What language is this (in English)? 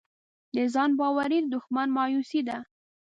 Pashto